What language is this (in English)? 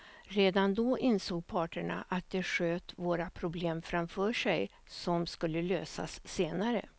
Swedish